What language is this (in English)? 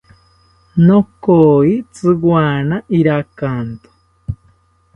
South Ucayali Ashéninka